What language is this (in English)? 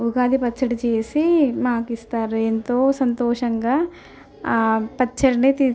Telugu